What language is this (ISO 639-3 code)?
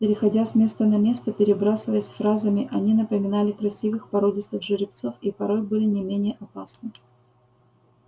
rus